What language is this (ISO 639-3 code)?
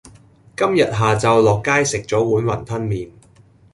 yue